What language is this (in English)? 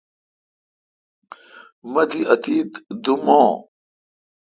Kalkoti